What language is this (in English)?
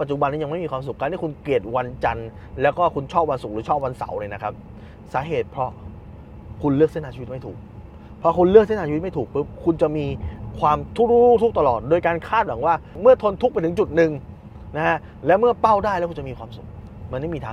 Thai